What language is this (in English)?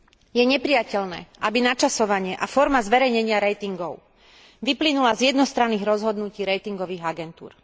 Slovak